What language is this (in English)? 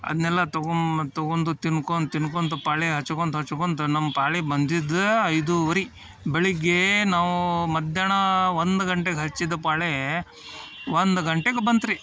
Kannada